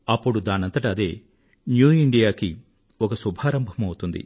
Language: Telugu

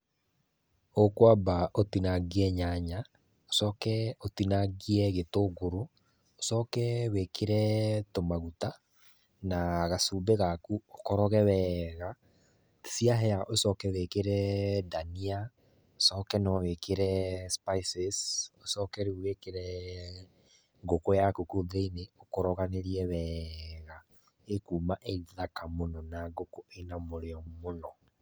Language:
Kikuyu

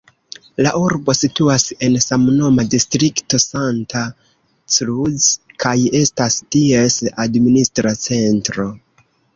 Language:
Esperanto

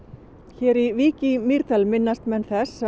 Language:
Icelandic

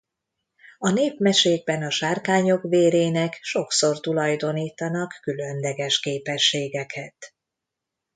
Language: Hungarian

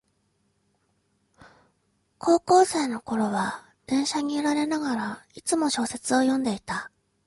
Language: Japanese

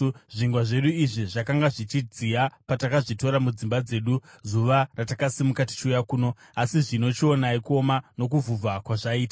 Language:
Shona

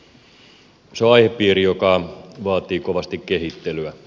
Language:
Finnish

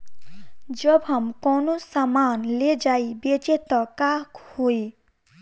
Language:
Bhojpuri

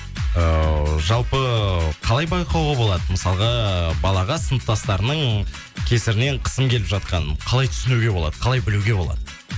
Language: Kazakh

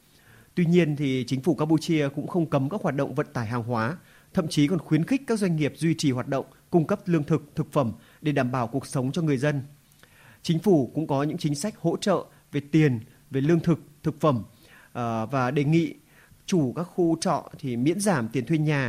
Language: Vietnamese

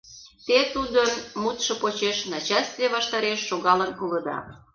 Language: Mari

